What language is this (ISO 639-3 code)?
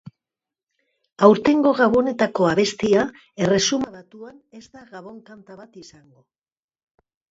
eus